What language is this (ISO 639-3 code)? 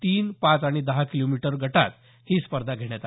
mar